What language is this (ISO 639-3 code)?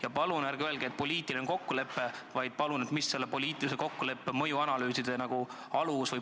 est